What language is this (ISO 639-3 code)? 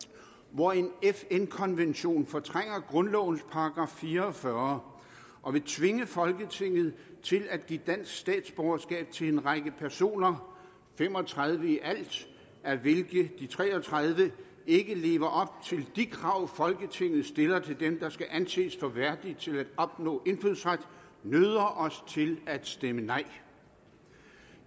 dan